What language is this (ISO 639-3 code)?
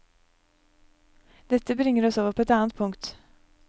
nor